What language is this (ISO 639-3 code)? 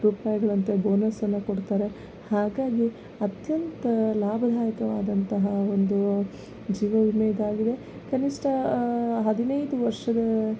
kan